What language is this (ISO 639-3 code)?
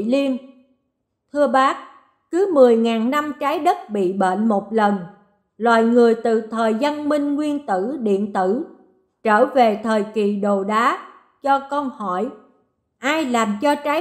vie